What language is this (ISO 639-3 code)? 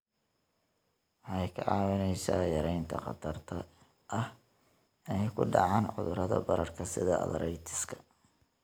som